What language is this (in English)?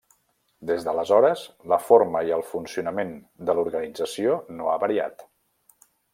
Catalan